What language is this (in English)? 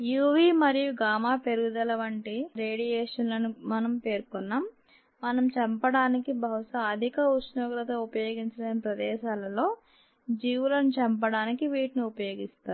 Telugu